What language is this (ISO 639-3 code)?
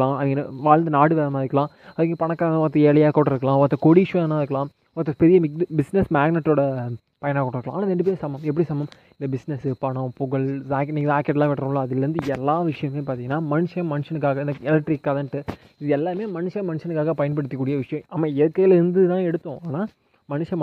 tam